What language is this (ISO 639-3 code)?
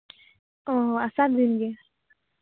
sat